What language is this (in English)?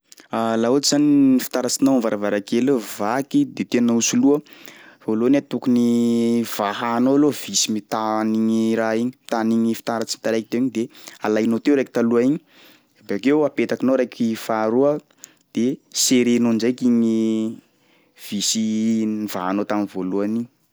Sakalava Malagasy